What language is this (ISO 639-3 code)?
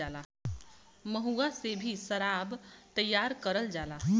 bho